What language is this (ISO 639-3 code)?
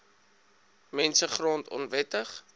afr